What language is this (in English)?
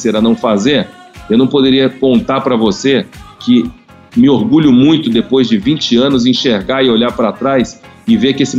Portuguese